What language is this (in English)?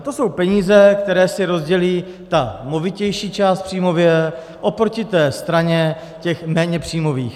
Czech